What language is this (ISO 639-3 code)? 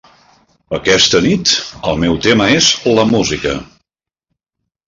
cat